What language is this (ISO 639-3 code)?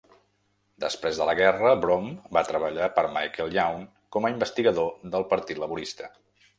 cat